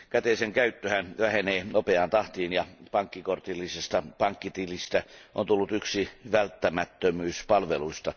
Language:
Finnish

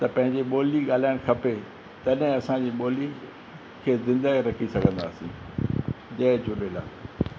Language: Sindhi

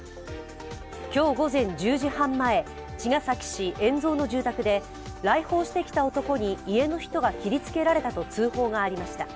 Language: Japanese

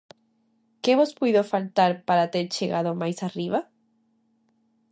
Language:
Galician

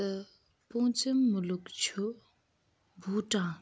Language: Kashmiri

